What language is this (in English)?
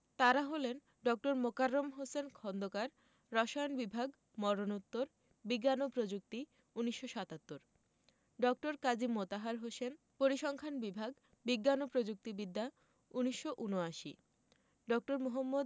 Bangla